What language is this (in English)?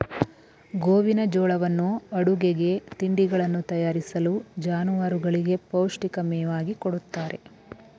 Kannada